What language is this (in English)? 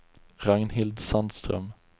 Swedish